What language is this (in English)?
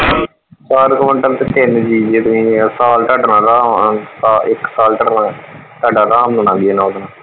Punjabi